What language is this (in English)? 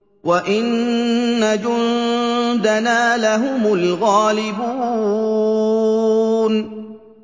Arabic